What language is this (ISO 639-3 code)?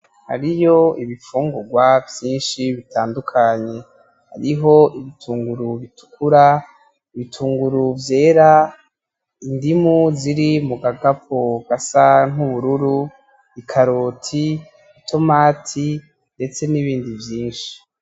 run